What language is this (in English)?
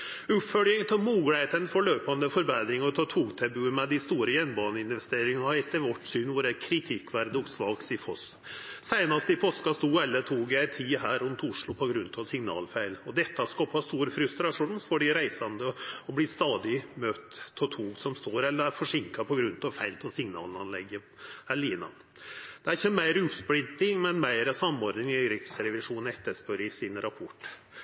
Norwegian Nynorsk